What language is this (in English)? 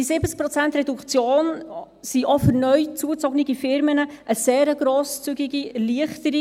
Swiss German